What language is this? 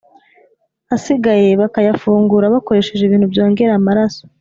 Kinyarwanda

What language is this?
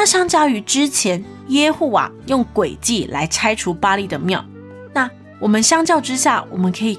Chinese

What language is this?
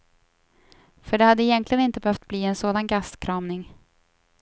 Swedish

